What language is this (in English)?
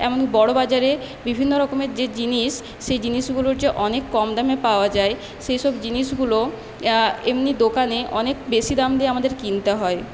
Bangla